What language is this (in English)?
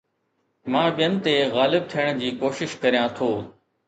Sindhi